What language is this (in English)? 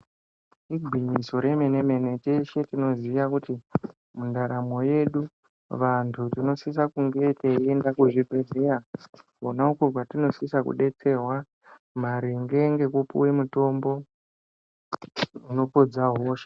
Ndau